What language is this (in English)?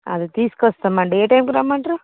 Telugu